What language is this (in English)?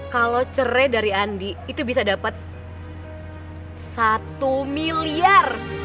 Indonesian